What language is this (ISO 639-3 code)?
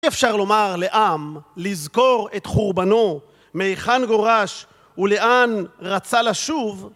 heb